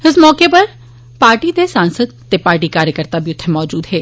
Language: Dogri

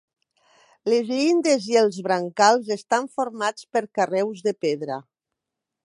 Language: Catalan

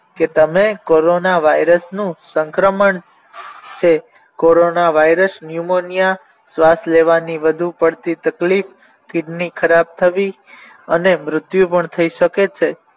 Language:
Gujarati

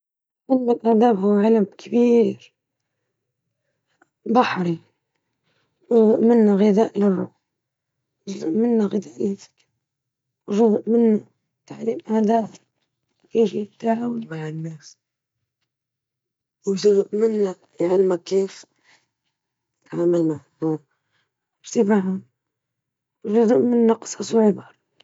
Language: Libyan Arabic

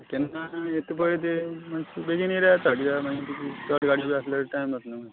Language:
Konkani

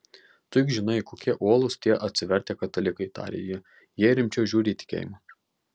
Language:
Lithuanian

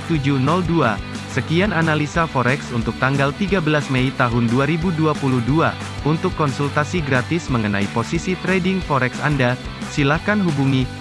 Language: Indonesian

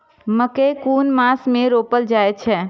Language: Maithili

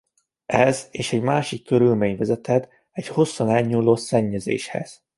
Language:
Hungarian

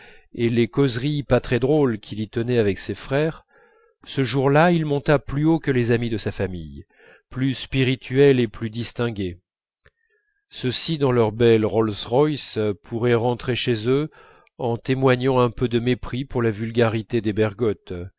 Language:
French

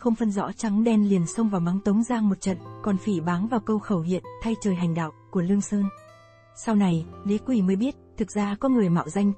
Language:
Vietnamese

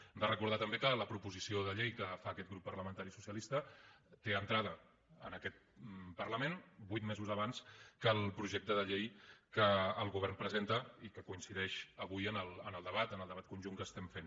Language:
Catalan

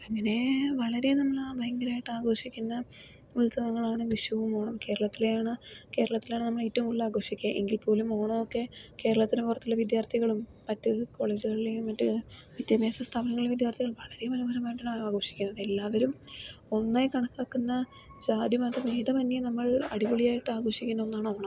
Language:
Malayalam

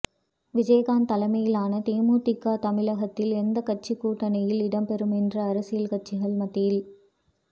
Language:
Tamil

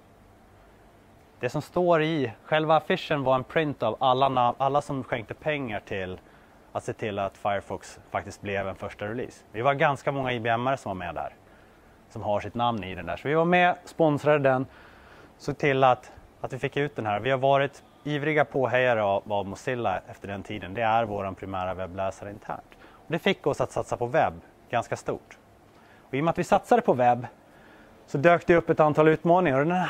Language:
Swedish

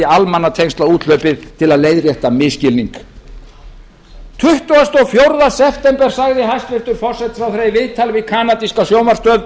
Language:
Icelandic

